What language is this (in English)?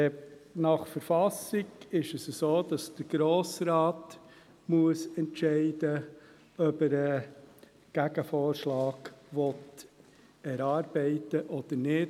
Swiss German